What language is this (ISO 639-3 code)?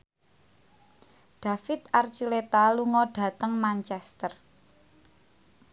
jav